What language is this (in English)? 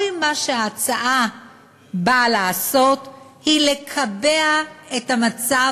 Hebrew